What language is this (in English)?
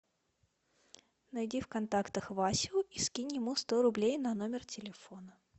Russian